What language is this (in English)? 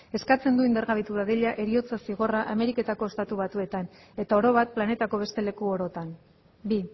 Basque